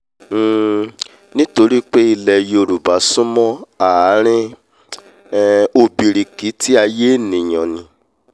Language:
Yoruba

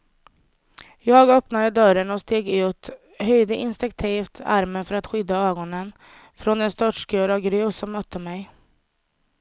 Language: Swedish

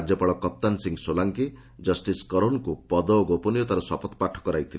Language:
Odia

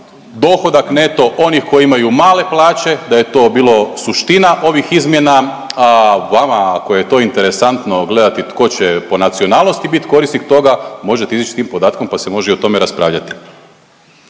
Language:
Croatian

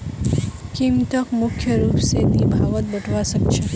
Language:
Magahi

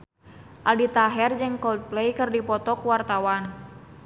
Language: Sundanese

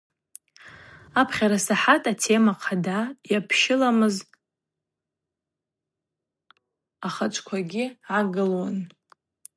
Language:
Abaza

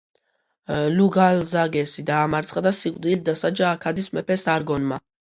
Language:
Georgian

